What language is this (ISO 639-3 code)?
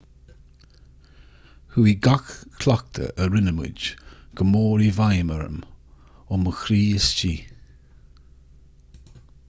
gle